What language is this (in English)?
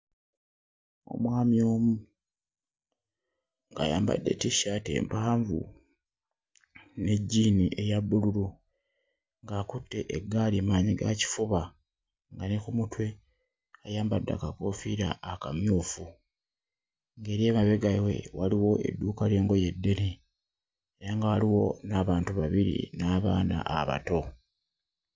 Ganda